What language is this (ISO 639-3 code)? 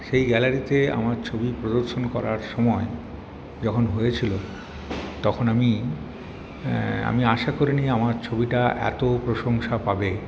ben